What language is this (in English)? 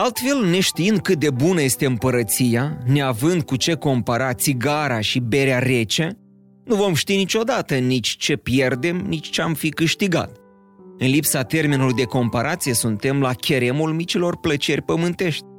Romanian